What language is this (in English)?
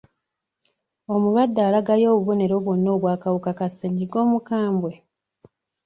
Ganda